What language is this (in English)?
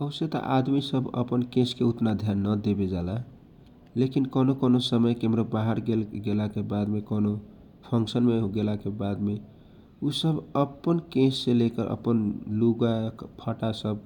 Kochila Tharu